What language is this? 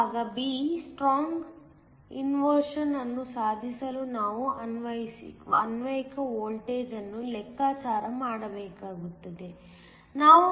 Kannada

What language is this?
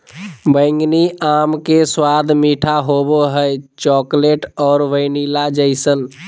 Magahi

